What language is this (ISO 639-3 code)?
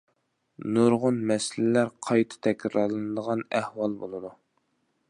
uig